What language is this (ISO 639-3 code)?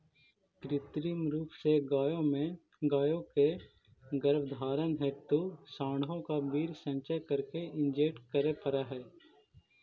mag